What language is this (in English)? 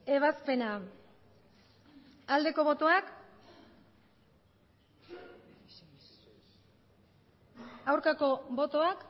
Basque